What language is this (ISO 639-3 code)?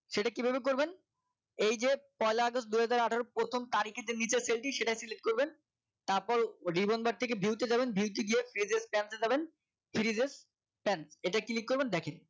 ben